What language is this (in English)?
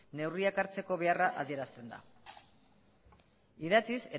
Basque